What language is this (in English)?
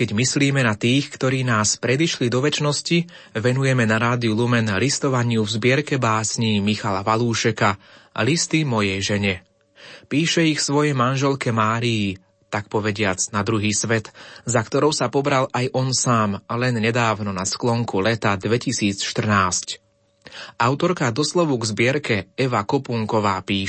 Slovak